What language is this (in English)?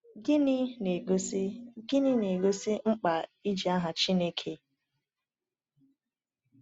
Igbo